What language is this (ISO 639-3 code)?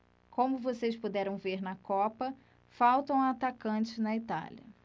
por